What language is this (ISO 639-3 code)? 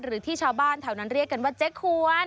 tha